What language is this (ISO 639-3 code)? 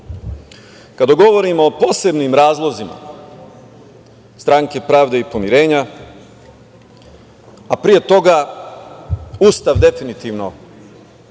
srp